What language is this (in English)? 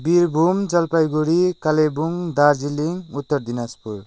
Nepali